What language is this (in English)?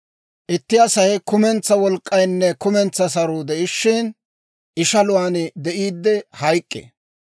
Dawro